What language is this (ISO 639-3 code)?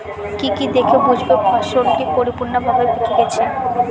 ben